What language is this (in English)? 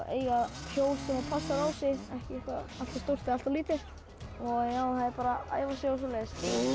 Icelandic